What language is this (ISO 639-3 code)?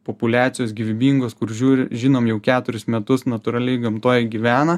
lit